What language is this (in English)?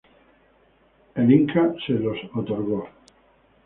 Spanish